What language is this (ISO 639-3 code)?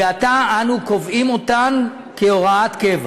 heb